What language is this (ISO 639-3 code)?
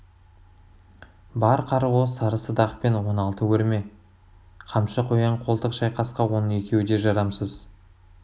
kaz